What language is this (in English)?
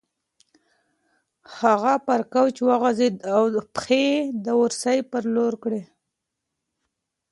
Pashto